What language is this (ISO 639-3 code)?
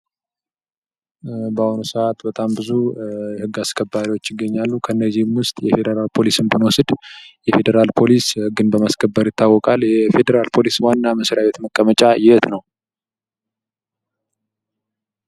amh